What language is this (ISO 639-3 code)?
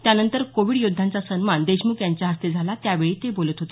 mar